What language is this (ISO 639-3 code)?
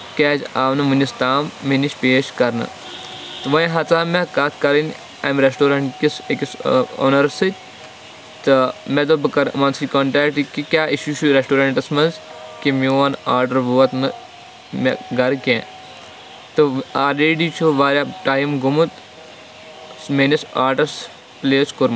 kas